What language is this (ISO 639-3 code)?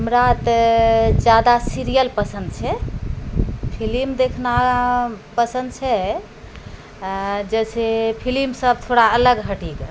mai